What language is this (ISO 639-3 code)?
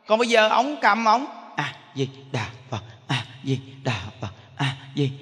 vie